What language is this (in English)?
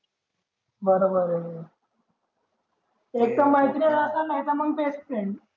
Marathi